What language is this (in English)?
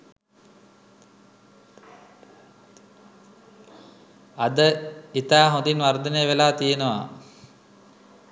Sinhala